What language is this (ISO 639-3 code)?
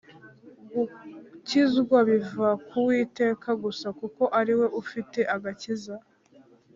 kin